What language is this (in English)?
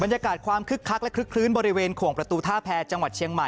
Thai